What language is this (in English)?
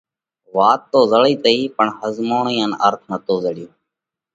Parkari Koli